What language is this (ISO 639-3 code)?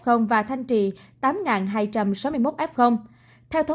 vie